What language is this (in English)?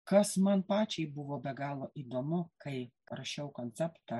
Lithuanian